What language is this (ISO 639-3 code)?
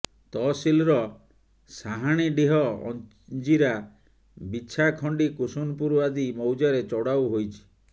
ori